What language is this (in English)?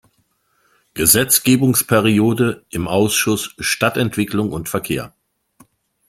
German